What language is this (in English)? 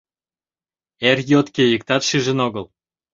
Mari